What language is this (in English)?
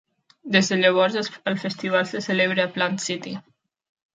Catalan